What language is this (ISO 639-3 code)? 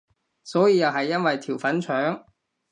yue